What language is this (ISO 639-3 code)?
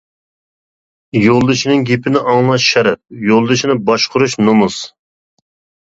uig